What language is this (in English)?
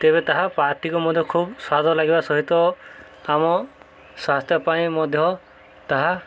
Odia